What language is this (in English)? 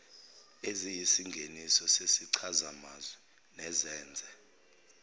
Zulu